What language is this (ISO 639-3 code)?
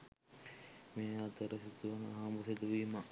sin